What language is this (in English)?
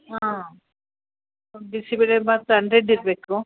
Kannada